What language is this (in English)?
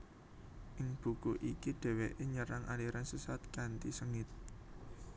Javanese